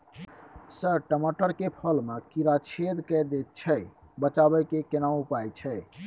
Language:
Maithili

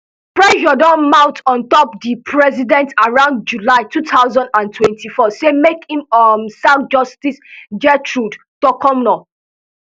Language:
Nigerian Pidgin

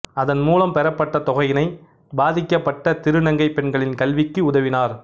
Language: Tamil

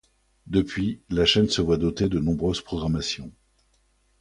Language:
French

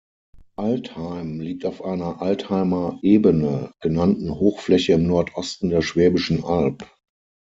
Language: German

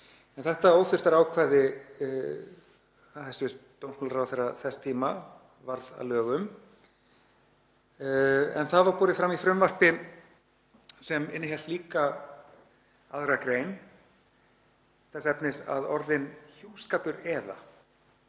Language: Icelandic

